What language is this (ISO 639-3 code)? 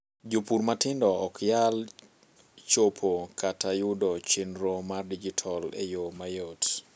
luo